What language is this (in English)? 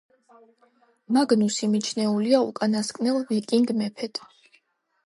Georgian